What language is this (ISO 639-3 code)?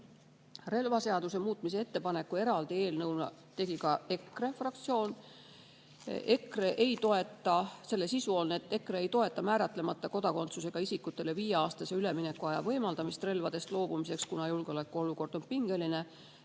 est